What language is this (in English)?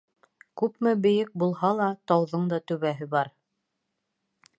Bashkir